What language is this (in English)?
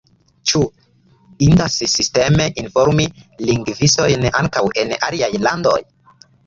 Esperanto